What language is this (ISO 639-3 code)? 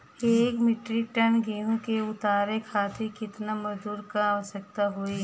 bho